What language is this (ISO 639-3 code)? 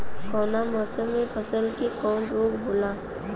bho